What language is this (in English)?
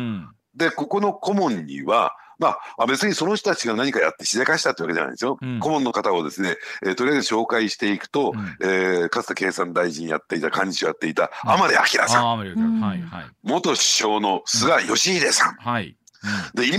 Japanese